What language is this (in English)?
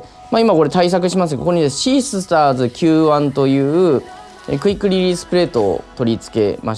Japanese